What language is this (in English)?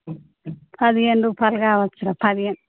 Telugu